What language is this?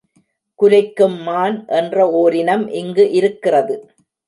Tamil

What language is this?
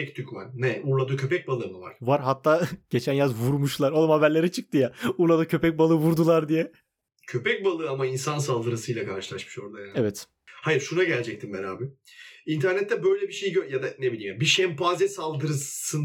Turkish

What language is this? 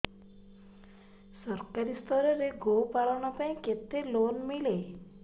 Odia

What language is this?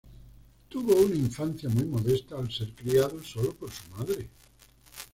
Spanish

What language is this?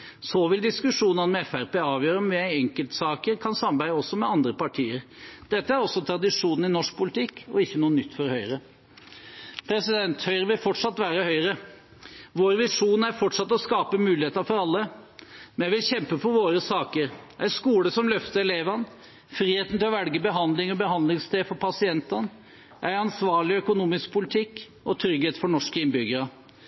Norwegian Bokmål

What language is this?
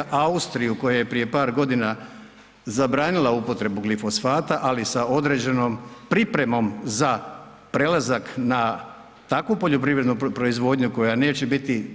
Croatian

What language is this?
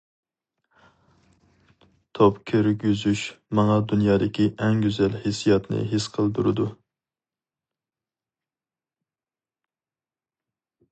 Uyghur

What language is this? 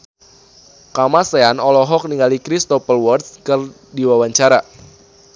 Sundanese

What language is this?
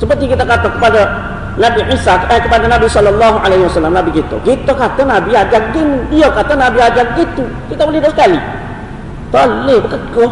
Malay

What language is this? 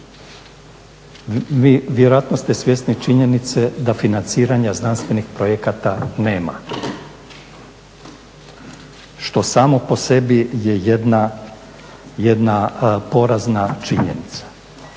Croatian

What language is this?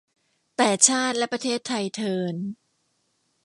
Thai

